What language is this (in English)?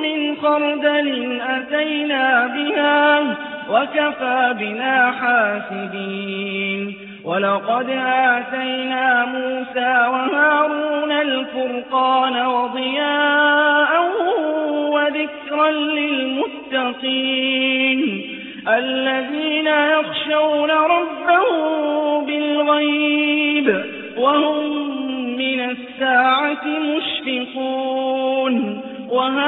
Arabic